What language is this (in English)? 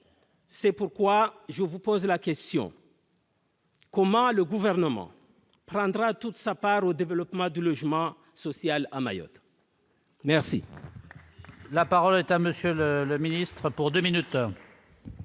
French